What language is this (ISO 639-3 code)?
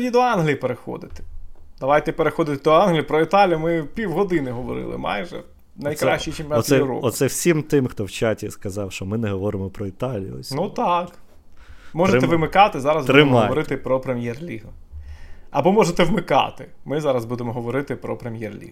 ukr